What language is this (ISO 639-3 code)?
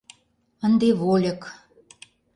chm